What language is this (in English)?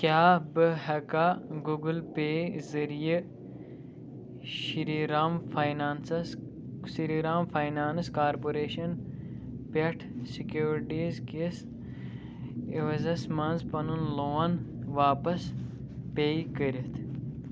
Kashmiri